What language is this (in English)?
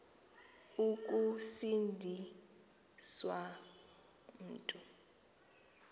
Xhosa